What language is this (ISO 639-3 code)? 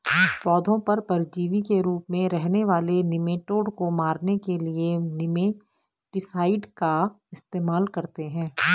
hin